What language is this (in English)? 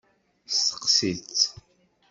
Kabyle